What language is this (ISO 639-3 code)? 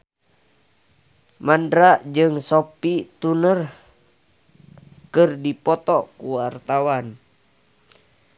sun